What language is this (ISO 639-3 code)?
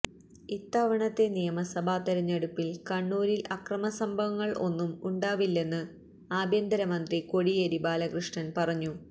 mal